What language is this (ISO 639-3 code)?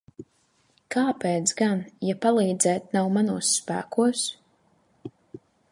lav